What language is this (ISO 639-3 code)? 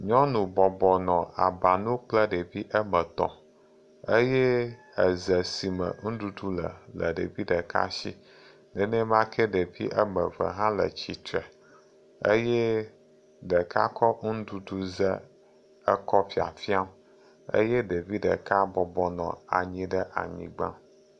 ewe